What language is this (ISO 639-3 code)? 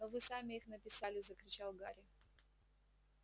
rus